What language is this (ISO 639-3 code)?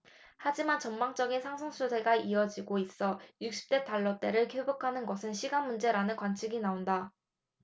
kor